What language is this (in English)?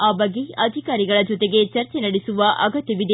Kannada